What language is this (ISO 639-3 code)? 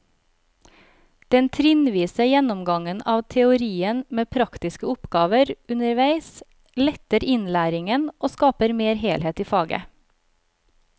nor